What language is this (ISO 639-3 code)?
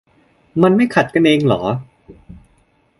tha